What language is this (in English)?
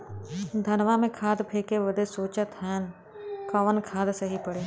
Bhojpuri